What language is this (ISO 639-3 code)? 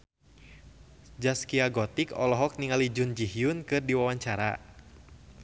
sun